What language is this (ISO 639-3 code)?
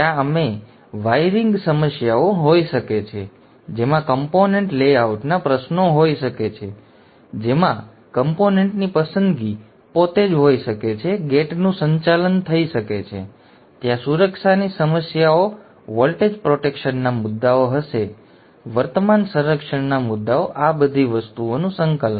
guj